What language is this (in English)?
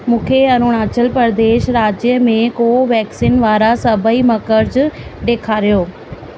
Sindhi